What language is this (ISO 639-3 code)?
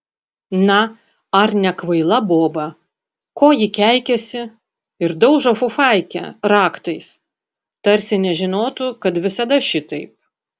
lit